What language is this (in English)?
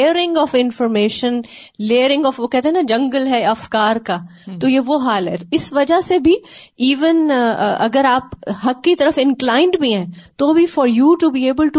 Urdu